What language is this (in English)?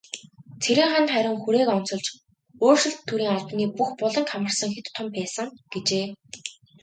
Mongolian